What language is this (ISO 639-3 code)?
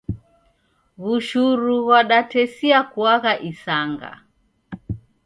dav